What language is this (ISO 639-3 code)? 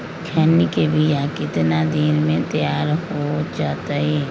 mag